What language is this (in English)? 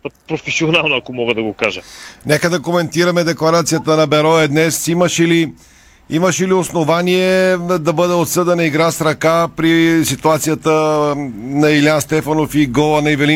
Bulgarian